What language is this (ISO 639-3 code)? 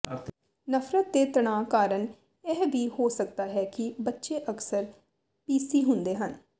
pan